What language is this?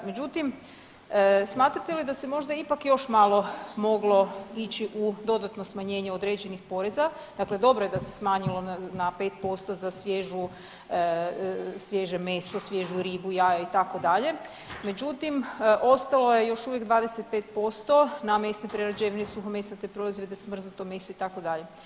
Croatian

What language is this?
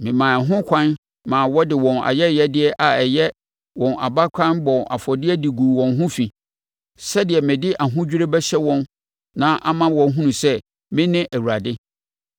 Akan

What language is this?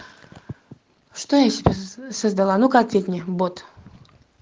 Russian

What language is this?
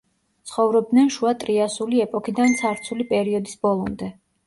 Georgian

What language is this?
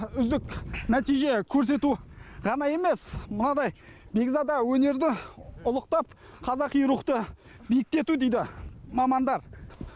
Kazakh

